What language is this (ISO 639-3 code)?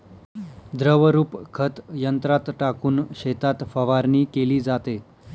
mar